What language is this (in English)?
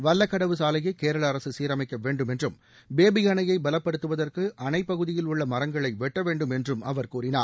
Tamil